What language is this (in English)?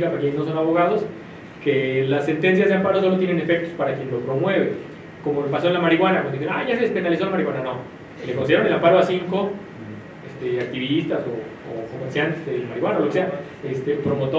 Spanish